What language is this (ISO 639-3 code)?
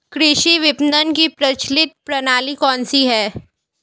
hin